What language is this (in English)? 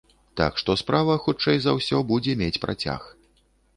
Belarusian